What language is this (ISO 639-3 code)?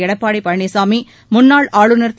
tam